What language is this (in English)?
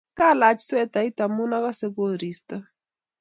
Kalenjin